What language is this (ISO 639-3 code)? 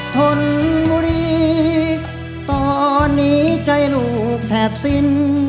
tha